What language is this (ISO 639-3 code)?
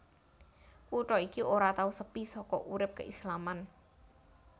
jav